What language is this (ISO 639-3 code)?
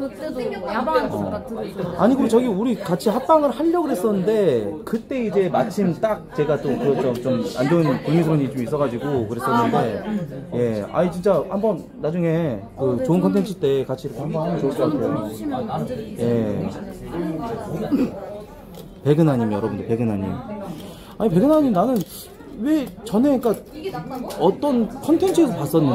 kor